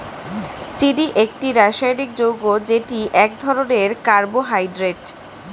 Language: Bangla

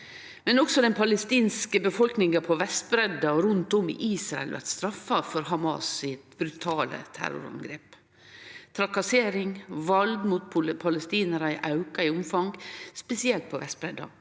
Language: Norwegian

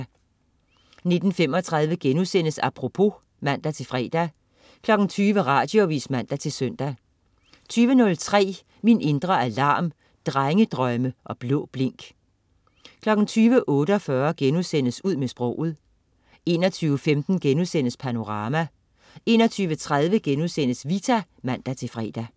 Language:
Danish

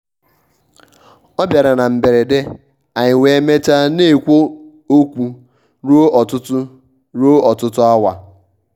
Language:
Igbo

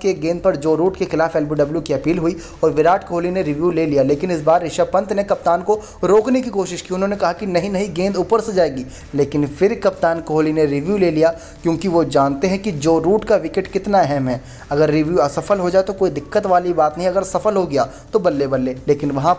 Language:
Hindi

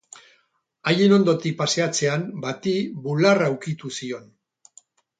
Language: Basque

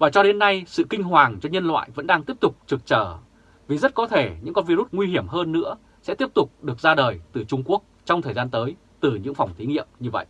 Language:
Vietnamese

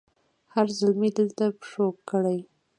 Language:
Pashto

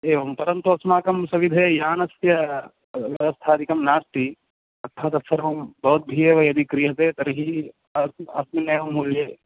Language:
Sanskrit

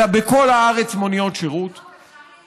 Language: Hebrew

